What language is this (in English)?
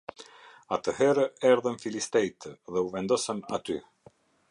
Albanian